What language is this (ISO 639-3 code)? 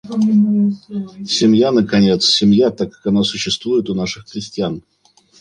rus